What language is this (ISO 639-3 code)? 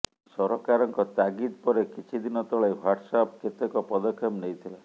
ori